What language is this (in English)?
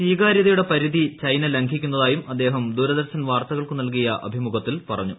Malayalam